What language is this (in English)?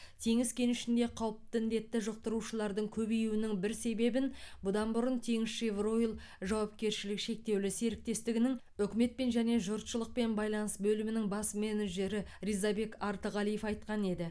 Kazakh